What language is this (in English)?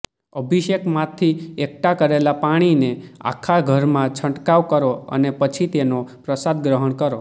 Gujarati